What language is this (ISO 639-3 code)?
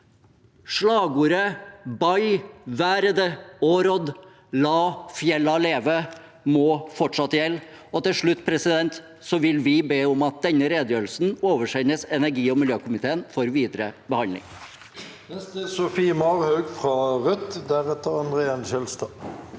nor